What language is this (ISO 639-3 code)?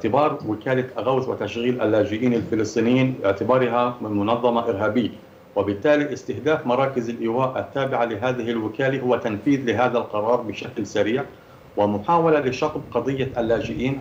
ara